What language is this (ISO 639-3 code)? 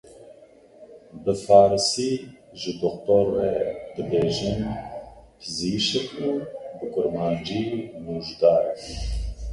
kur